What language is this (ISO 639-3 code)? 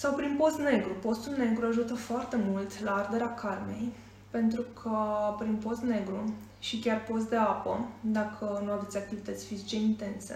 ron